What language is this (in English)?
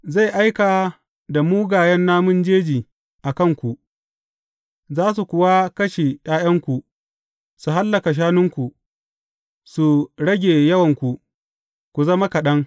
Hausa